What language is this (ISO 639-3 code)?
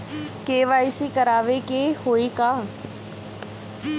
bho